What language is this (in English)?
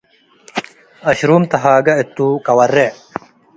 Tigre